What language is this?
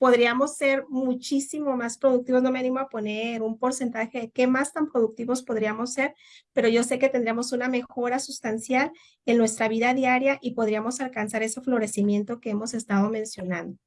Spanish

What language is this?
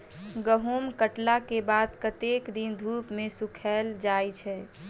Maithili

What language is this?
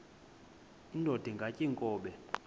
Xhosa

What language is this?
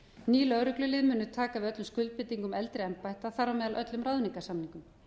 Icelandic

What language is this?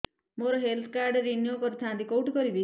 Odia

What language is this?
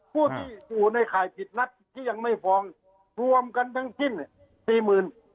Thai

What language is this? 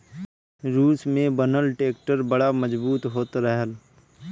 Bhojpuri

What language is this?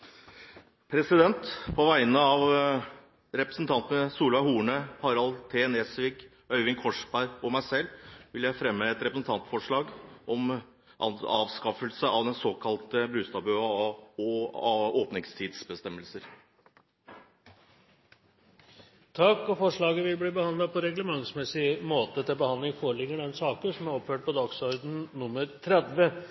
Norwegian Bokmål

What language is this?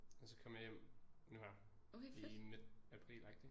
Danish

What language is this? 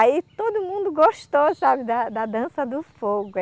Portuguese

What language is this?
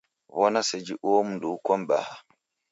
Taita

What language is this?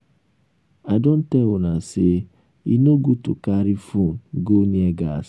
Nigerian Pidgin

